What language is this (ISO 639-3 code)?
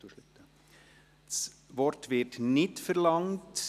gsw